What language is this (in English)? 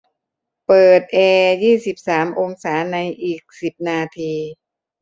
Thai